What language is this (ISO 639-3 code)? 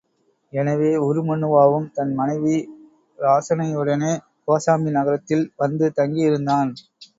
tam